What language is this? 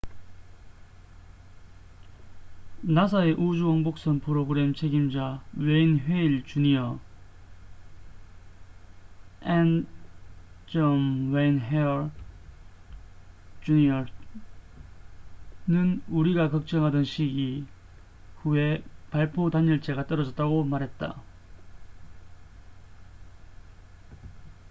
Korean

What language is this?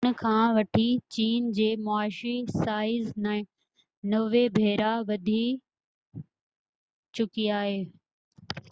Sindhi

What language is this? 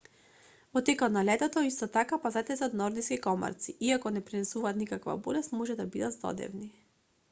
Macedonian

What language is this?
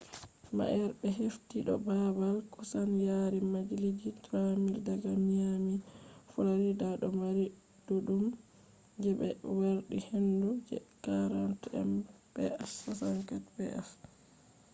Fula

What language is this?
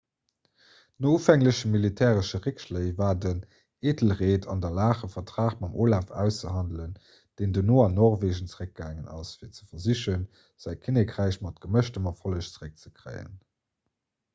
Luxembourgish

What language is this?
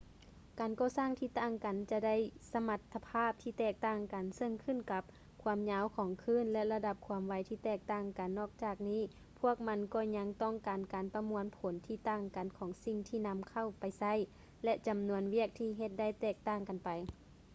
Lao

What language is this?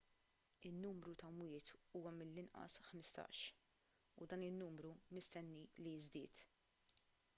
Maltese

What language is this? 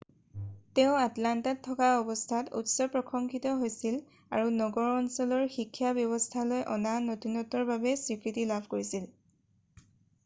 Assamese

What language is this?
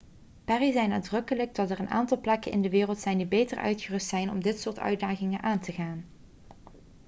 Dutch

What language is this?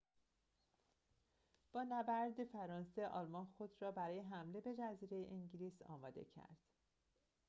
Persian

